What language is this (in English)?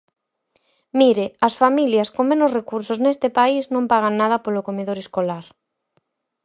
Galician